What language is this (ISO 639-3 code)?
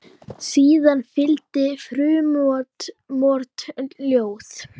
isl